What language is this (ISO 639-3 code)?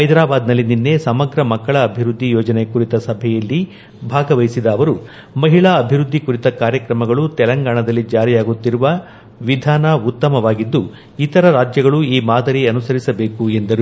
kan